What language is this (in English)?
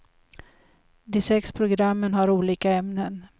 Swedish